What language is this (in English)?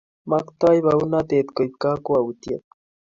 Kalenjin